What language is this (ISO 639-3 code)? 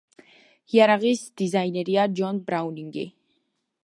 kat